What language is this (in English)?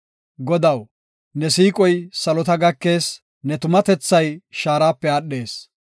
Gofa